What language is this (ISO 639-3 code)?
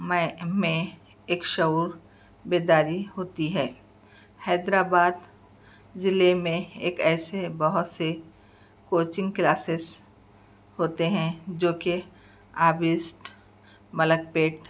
urd